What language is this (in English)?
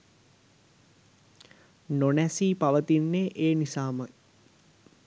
Sinhala